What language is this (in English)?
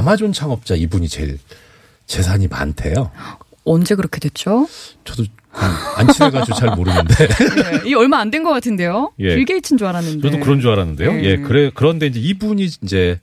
Korean